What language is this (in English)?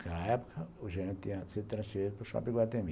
Portuguese